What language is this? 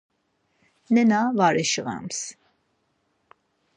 Laz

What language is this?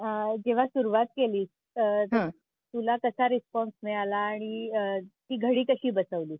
Marathi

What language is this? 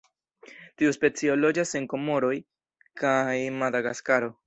Esperanto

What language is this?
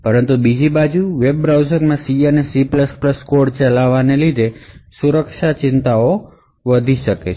Gujarati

